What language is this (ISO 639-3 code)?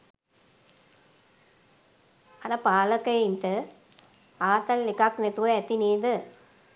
sin